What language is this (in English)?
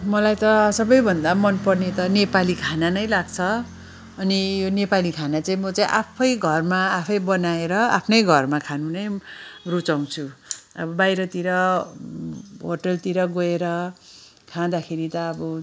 Nepali